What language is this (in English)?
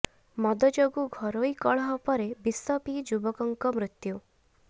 Odia